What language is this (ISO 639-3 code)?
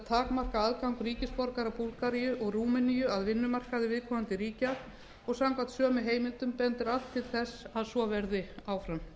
isl